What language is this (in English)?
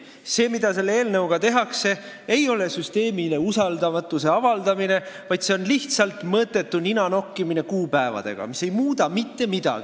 Estonian